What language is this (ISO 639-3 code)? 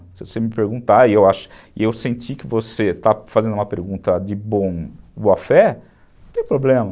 por